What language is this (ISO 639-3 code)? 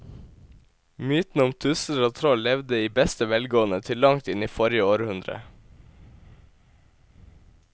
nor